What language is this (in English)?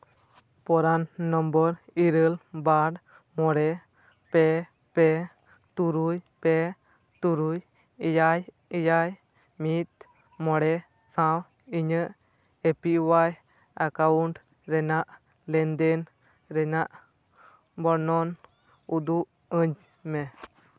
Santali